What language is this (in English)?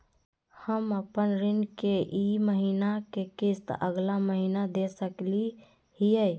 Magahi